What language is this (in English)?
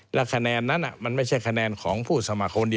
Thai